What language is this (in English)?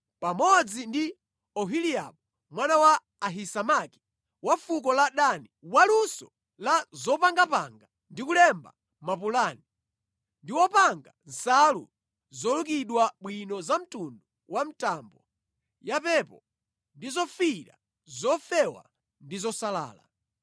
Nyanja